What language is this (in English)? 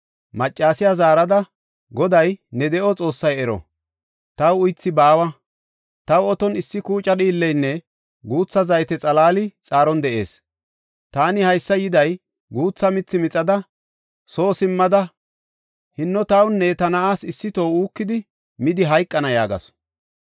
Gofa